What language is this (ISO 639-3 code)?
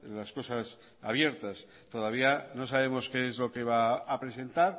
spa